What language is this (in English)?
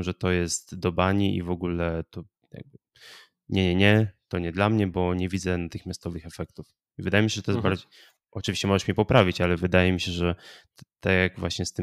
Polish